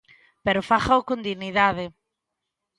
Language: Galician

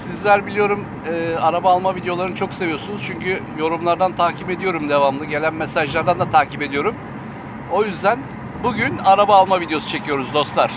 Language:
Turkish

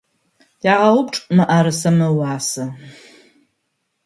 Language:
Adyghe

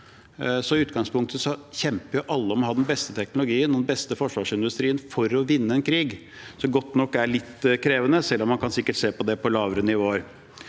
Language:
Norwegian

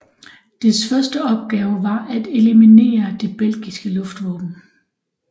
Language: Danish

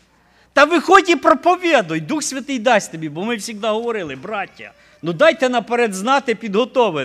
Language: Ukrainian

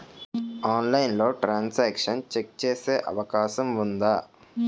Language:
Telugu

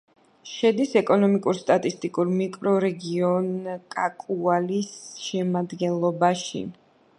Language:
Georgian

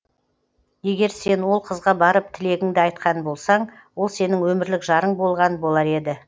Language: Kazakh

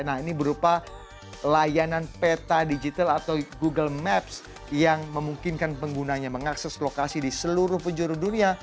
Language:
Indonesian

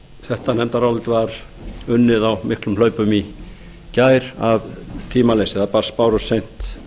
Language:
Icelandic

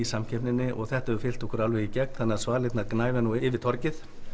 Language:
Icelandic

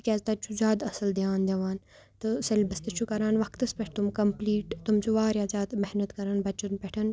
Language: Kashmiri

